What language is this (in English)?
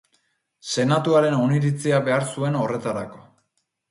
Basque